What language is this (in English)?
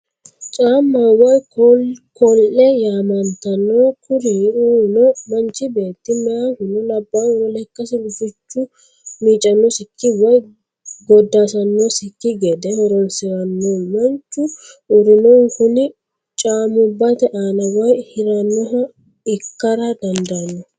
Sidamo